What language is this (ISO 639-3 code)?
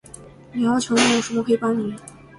zho